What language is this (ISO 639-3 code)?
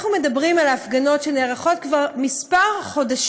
heb